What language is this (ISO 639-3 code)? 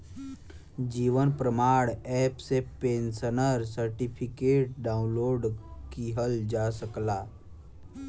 bho